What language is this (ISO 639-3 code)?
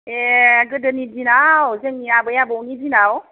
brx